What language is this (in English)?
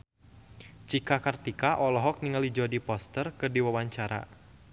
Sundanese